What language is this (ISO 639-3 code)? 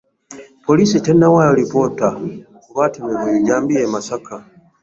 lug